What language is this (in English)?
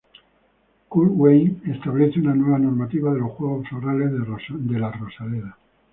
Spanish